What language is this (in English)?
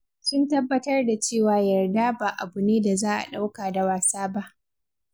Hausa